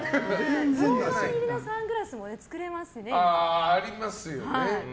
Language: Japanese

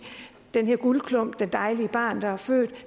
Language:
Danish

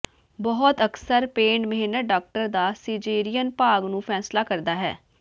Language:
Punjabi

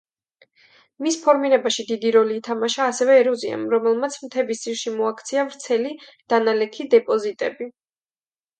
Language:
Georgian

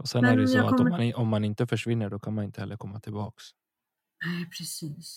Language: Swedish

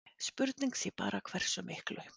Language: Icelandic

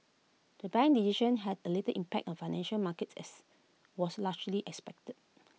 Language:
English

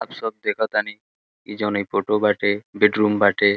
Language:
Bhojpuri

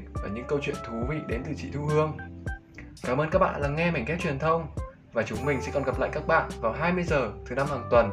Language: Vietnamese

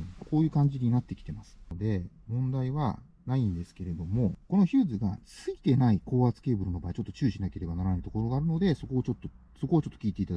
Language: Japanese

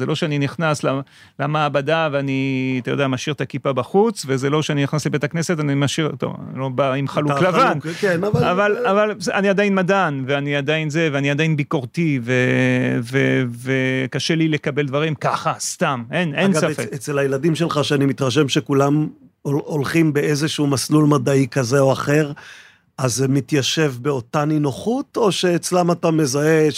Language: Hebrew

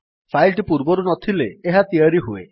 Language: Odia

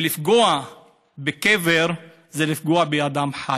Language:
Hebrew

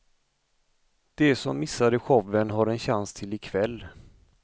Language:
Swedish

